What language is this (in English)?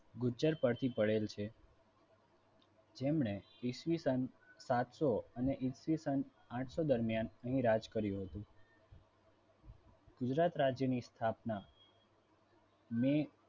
Gujarati